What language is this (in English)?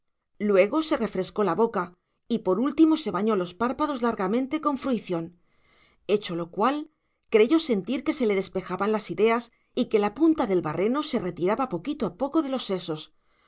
Spanish